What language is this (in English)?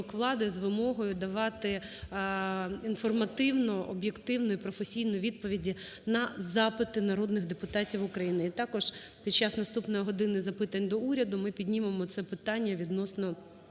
Ukrainian